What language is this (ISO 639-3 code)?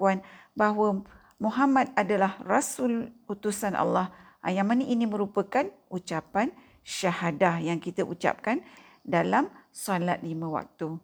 msa